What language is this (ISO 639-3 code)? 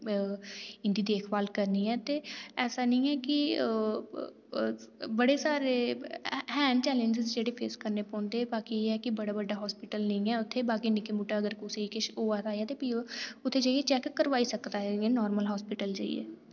doi